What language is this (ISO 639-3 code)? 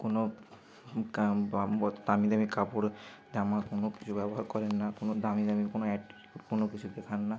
ben